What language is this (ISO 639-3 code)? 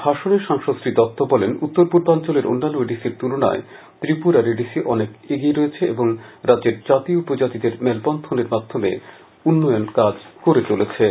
ben